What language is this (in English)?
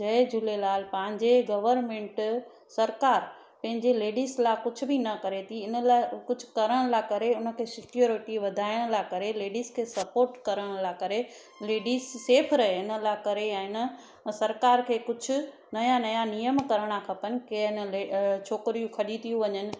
Sindhi